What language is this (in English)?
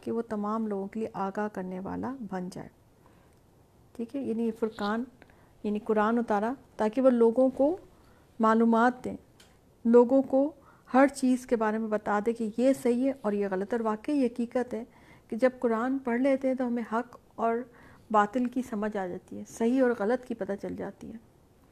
Urdu